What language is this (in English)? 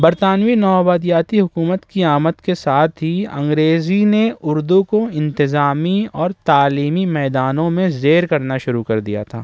Urdu